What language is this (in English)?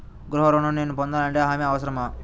Telugu